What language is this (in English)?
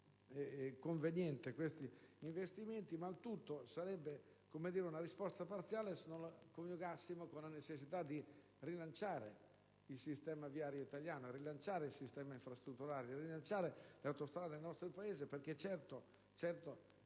Italian